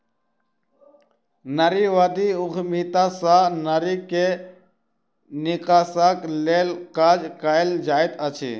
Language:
Maithili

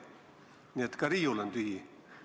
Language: Estonian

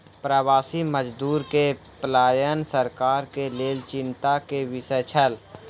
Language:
Maithili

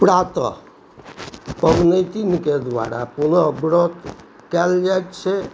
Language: Maithili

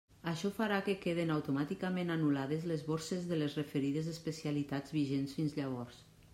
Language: Catalan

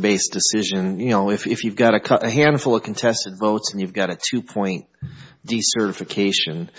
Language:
English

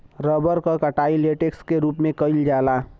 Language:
Bhojpuri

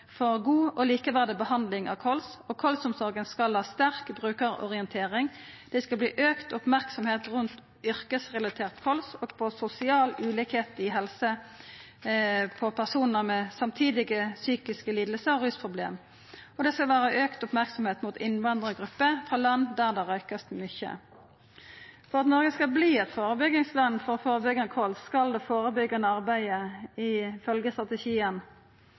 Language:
Norwegian Nynorsk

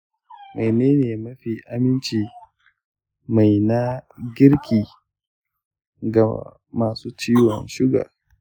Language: Hausa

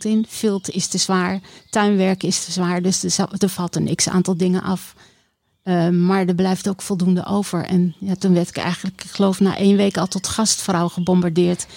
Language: Dutch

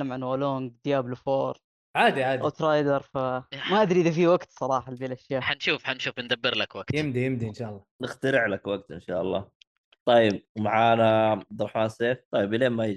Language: Arabic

